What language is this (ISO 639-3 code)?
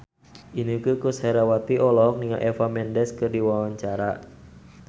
sun